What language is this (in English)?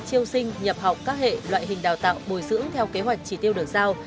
Vietnamese